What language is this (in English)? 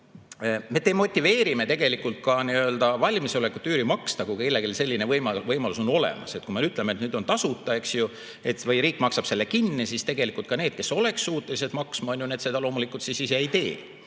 Estonian